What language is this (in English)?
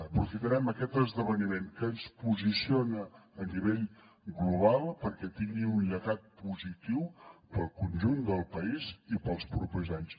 Catalan